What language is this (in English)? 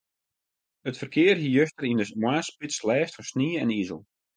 Western Frisian